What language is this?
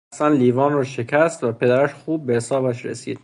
Persian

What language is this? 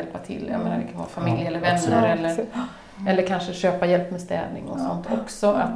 Swedish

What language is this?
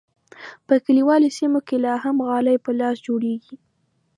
Pashto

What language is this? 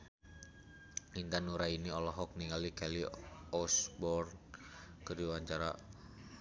Sundanese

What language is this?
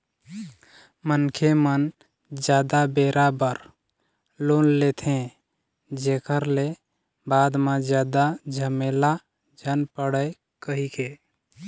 Chhattisgarhi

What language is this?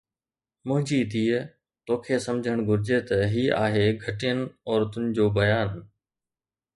Sindhi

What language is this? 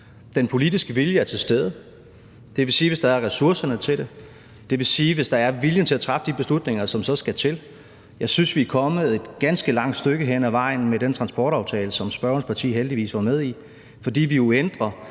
Danish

